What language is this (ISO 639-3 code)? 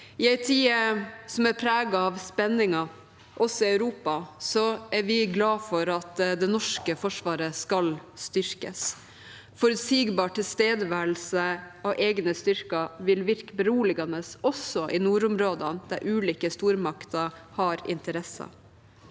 nor